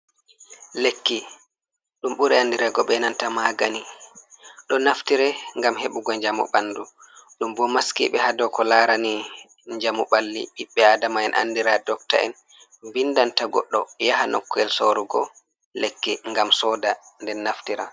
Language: Fula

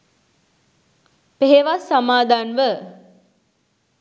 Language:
Sinhala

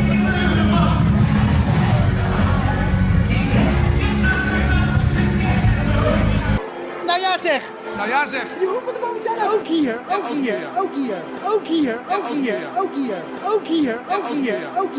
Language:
Dutch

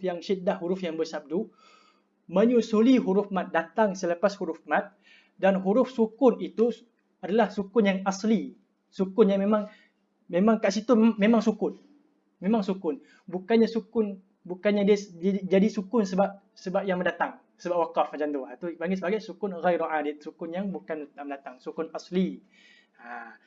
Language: Malay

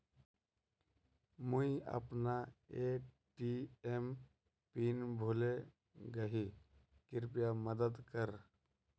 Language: Magahi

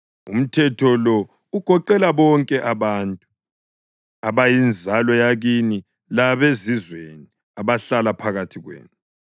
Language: North Ndebele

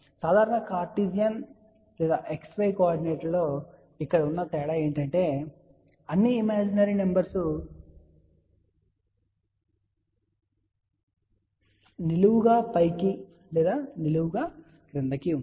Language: Telugu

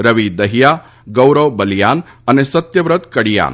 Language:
Gujarati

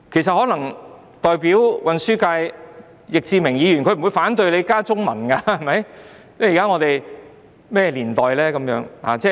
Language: Cantonese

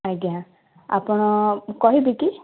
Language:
Odia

